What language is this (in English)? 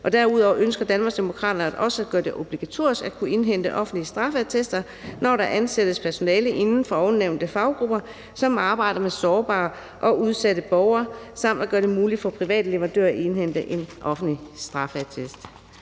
Danish